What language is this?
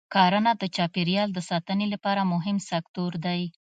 Pashto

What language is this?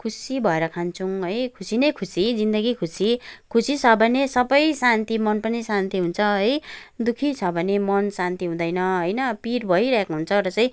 Nepali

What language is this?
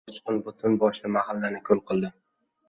Uzbek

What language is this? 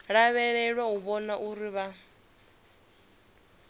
Venda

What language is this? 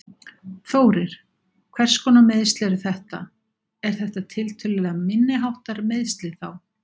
Icelandic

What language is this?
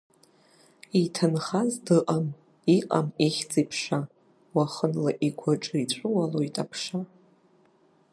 Abkhazian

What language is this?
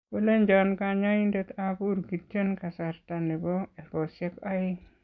Kalenjin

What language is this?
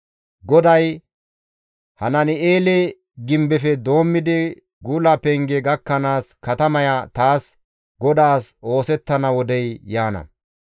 Gamo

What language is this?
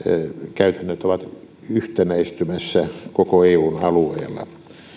Finnish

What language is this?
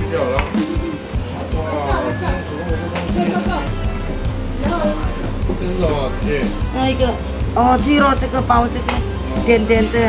Indonesian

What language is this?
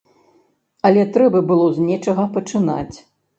Belarusian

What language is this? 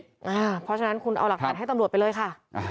Thai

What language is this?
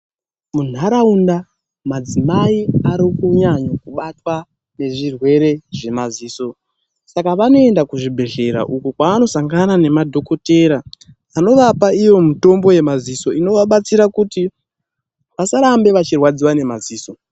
Ndau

